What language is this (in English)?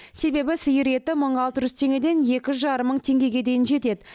Kazakh